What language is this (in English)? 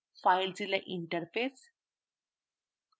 Bangla